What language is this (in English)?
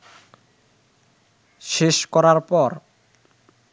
Bangla